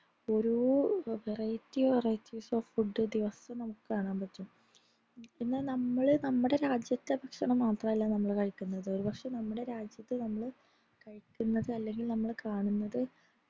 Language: Malayalam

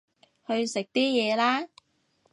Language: Cantonese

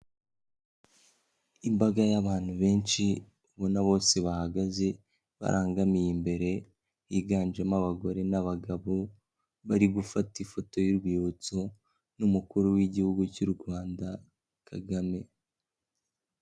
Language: Kinyarwanda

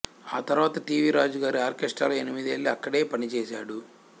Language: Telugu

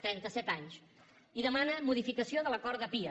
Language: Catalan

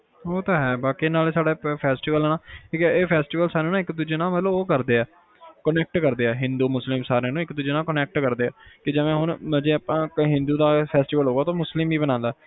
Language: Punjabi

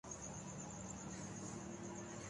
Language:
Urdu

